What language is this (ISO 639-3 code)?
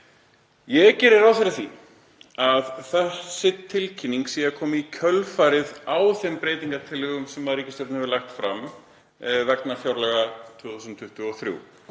isl